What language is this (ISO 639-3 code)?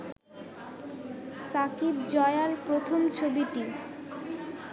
ben